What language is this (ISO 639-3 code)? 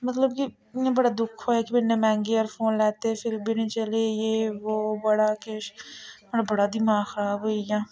doi